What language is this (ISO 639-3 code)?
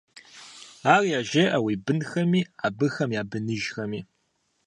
kbd